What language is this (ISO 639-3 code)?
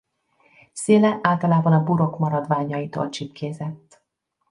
hun